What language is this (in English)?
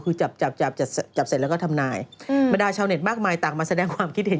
Thai